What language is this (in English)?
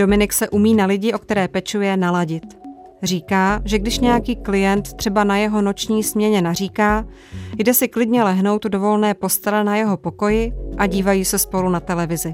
Czech